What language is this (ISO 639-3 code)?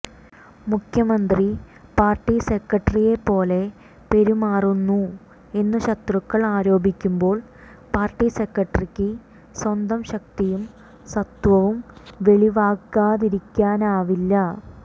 mal